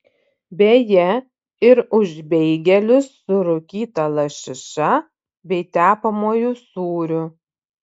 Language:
Lithuanian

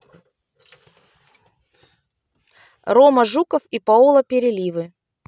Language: Russian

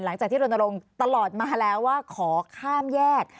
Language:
Thai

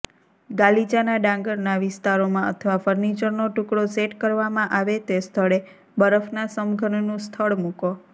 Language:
Gujarati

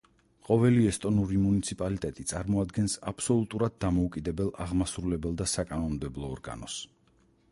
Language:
Georgian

